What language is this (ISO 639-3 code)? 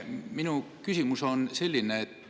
est